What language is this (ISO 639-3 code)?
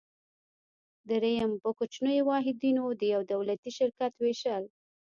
pus